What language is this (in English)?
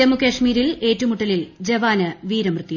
Malayalam